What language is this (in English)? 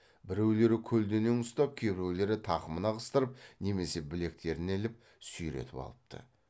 Kazakh